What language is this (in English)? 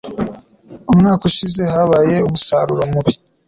Kinyarwanda